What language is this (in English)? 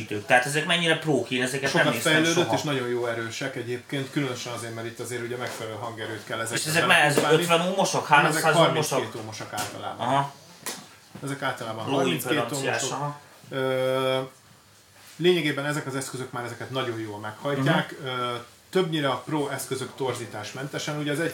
Hungarian